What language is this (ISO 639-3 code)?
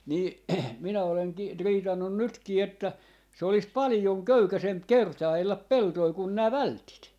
fin